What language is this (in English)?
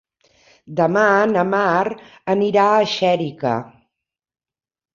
Catalan